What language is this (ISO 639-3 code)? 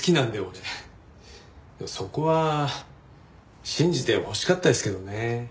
jpn